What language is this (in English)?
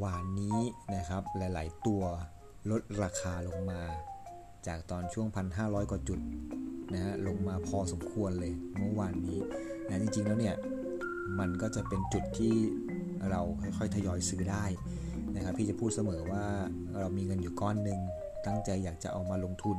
Thai